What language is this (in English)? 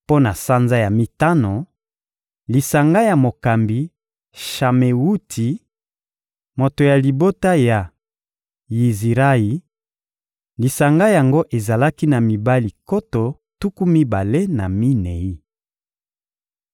Lingala